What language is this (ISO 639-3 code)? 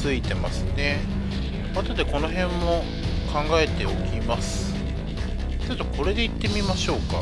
jpn